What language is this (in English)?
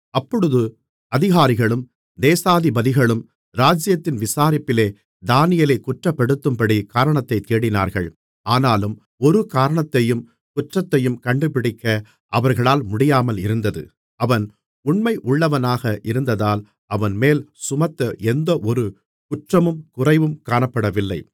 Tamil